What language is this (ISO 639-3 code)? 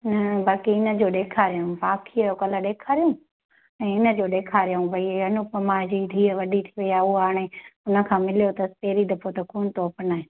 snd